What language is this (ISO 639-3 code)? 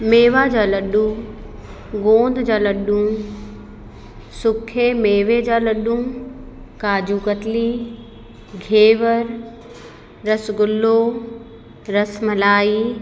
snd